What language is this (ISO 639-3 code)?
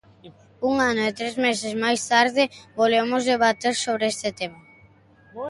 glg